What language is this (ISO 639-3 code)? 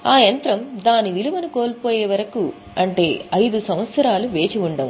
tel